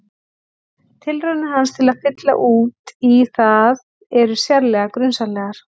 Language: Icelandic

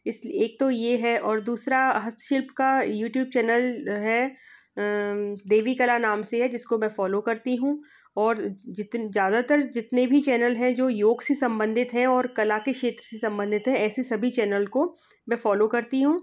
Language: Hindi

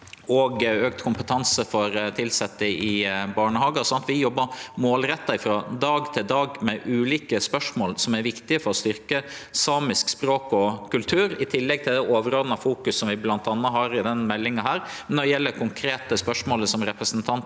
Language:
Norwegian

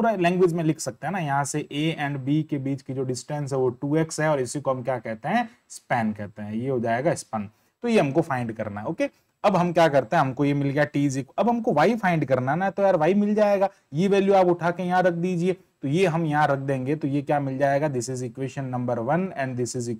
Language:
Hindi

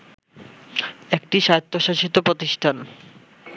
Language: Bangla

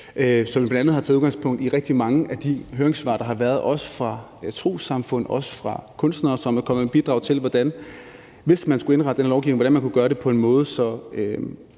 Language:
Danish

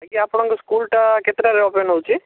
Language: Odia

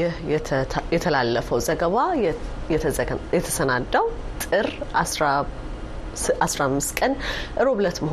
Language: Amharic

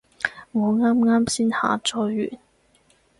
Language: Cantonese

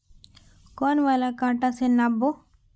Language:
Magahi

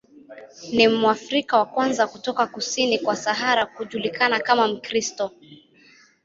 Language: Swahili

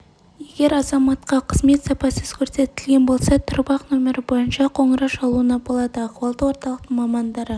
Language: Kazakh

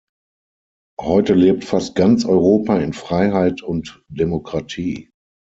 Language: German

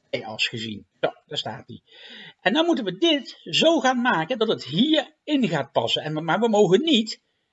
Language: Dutch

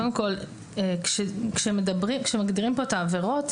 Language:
Hebrew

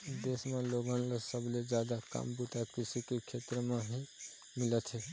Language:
Chhattisgarhi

